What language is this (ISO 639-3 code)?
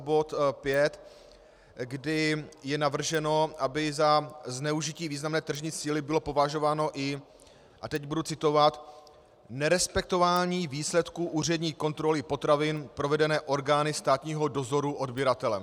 ces